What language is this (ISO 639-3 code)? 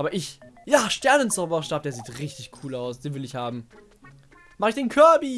deu